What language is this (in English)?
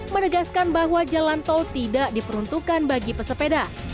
Indonesian